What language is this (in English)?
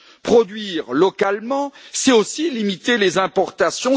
French